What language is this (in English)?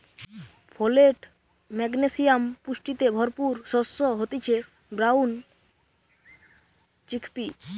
Bangla